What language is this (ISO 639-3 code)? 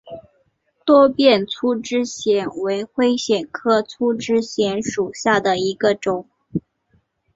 zho